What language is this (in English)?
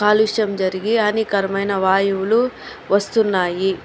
Telugu